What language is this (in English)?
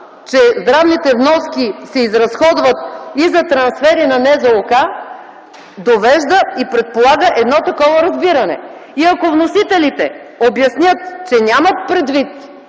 Bulgarian